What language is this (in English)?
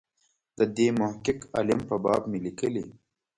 Pashto